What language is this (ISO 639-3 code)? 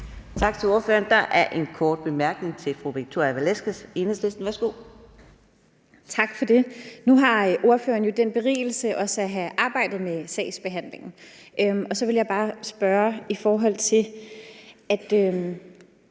dan